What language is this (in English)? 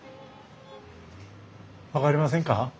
Japanese